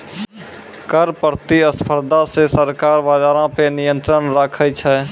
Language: Maithili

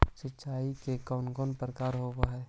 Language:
Magahi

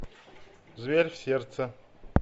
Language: Russian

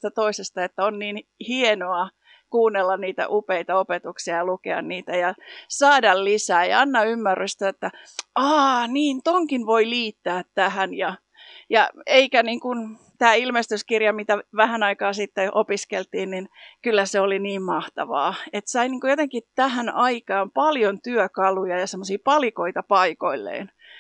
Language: Finnish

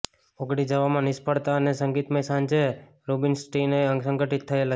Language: Gujarati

